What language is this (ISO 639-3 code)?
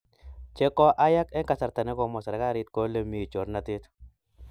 kln